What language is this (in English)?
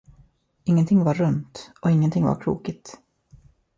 Swedish